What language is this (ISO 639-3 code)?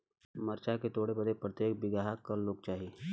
bho